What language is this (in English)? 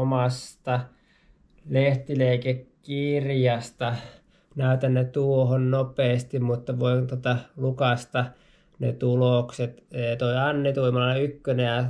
Finnish